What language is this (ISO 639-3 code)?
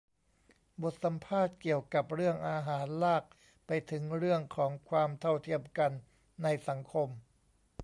tha